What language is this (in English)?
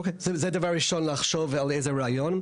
Hebrew